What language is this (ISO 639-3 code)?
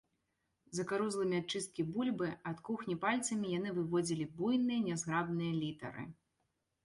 bel